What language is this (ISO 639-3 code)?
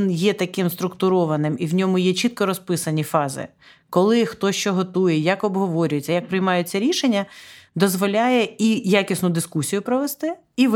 ukr